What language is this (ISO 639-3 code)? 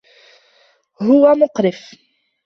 ara